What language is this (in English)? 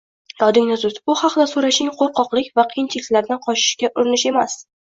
Uzbek